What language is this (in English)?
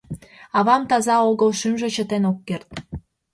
Mari